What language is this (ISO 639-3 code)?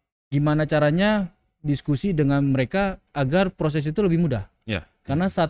ind